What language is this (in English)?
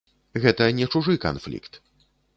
Belarusian